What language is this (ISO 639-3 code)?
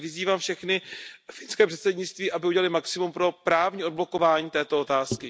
ces